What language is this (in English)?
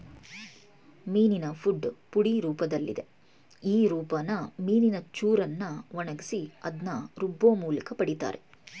Kannada